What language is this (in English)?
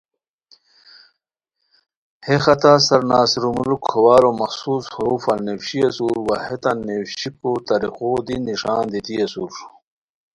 Khowar